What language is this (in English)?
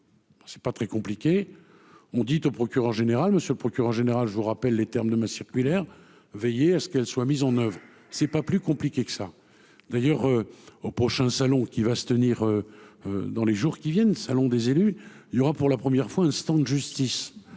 French